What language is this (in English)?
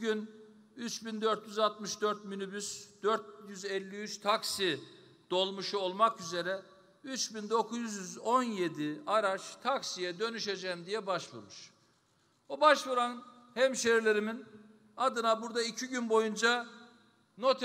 Turkish